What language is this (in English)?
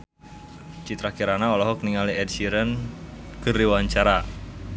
Sundanese